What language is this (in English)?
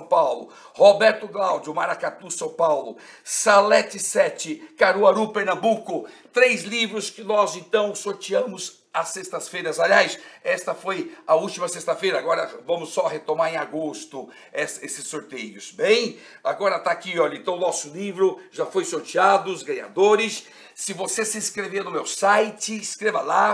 Portuguese